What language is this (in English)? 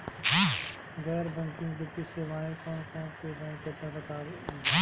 Bhojpuri